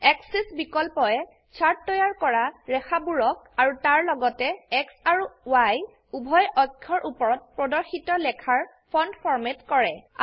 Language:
Assamese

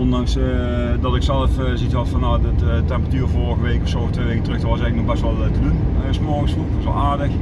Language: Dutch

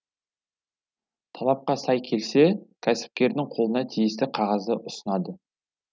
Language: Kazakh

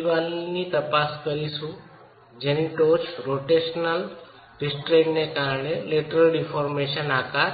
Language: Gujarati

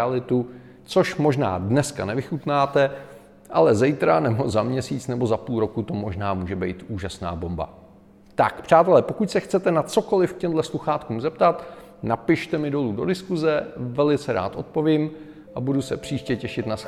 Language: Czech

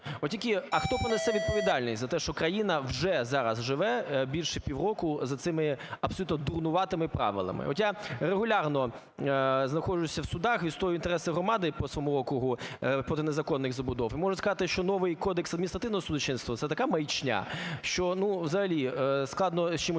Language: Ukrainian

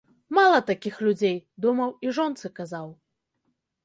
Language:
Belarusian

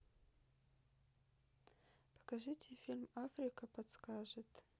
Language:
Russian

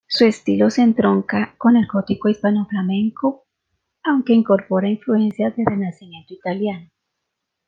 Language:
Spanish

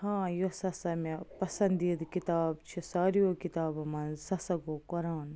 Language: Kashmiri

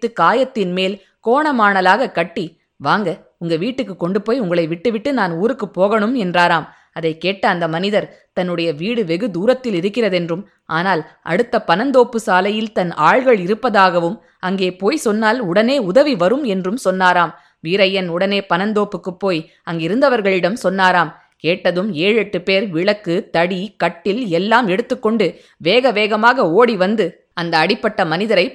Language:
Tamil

